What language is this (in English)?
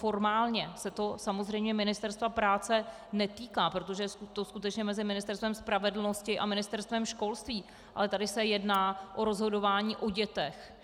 Czech